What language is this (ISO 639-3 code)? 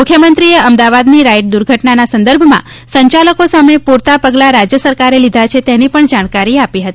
guj